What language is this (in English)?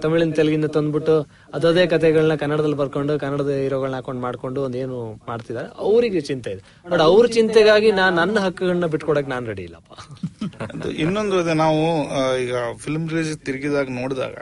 Kannada